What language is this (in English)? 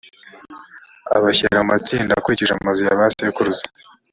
Kinyarwanda